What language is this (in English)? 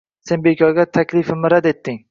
Uzbek